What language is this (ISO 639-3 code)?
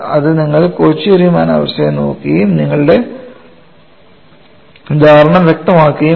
mal